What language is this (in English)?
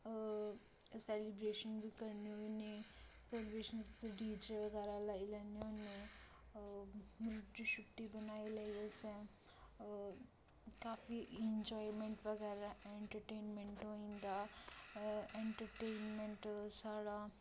Dogri